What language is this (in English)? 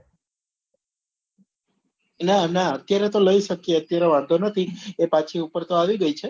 Gujarati